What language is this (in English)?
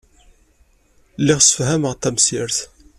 Kabyle